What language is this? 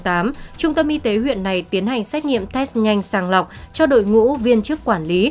Vietnamese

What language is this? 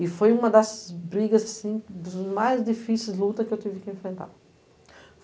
Portuguese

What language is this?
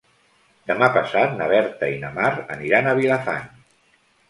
Catalan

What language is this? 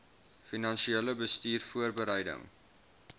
Afrikaans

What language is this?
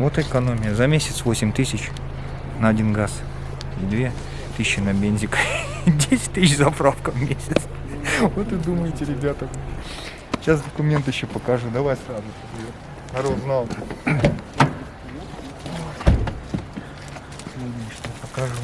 Russian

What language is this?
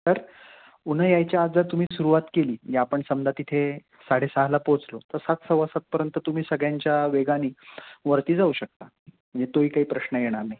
Marathi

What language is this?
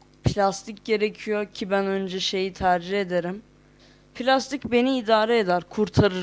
Turkish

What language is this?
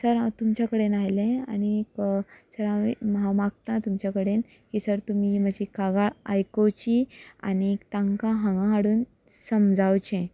Konkani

